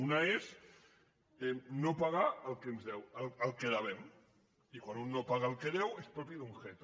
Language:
Catalan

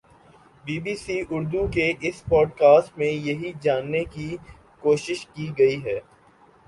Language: Urdu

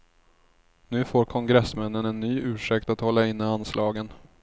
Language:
Swedish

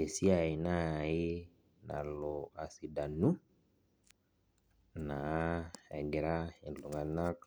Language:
Masai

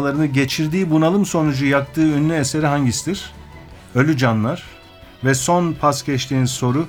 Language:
Turkish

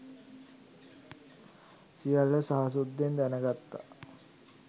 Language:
Sinhala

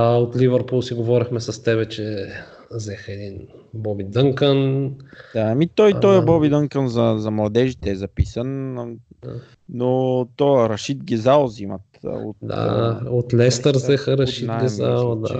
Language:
Bulgarian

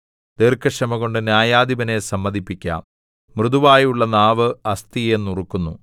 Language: Malayalam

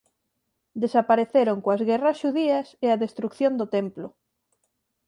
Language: Galician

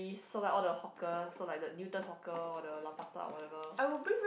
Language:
English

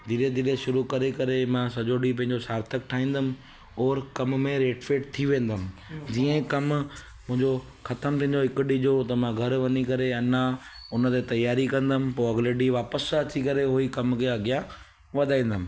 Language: Sindhi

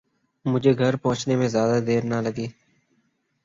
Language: Urdu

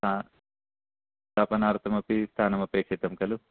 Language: Sanskrit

